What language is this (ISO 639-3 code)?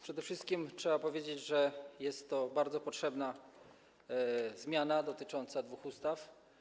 pol